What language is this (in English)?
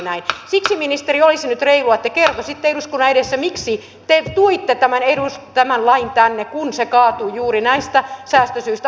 Finnish